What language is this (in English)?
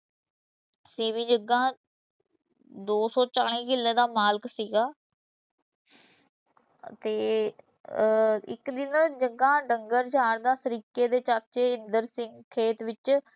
Punjabi